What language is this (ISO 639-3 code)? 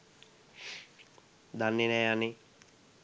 sin